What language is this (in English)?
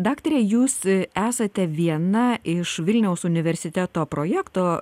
Lithuanian